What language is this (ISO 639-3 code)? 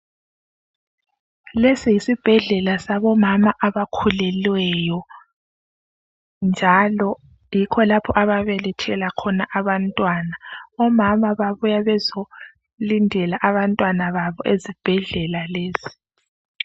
nde